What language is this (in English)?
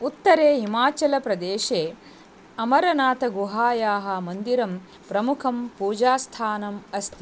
Sanskrit